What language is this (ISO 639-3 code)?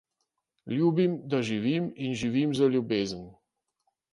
slv